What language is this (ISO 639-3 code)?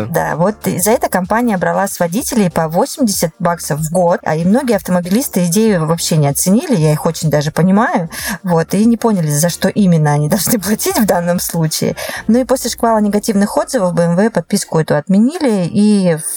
rus